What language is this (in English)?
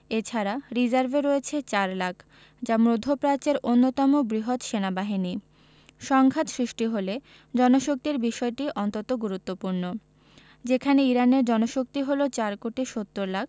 Bangla